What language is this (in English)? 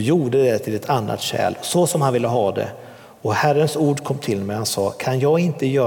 Swedish